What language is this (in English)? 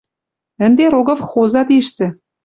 Western Mari